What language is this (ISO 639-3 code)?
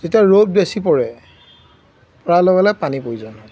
asm